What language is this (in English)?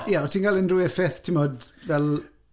Welsh